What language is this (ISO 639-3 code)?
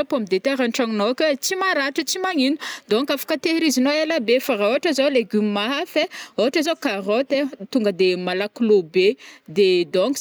bmm